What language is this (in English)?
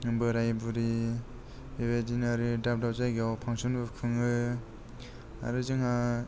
Bodo